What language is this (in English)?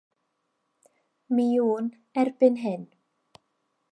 Welsh